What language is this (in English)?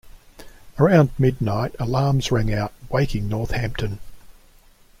English